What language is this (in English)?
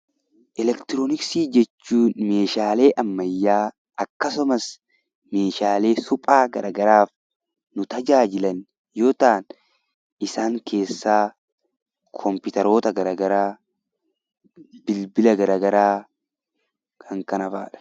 Oromo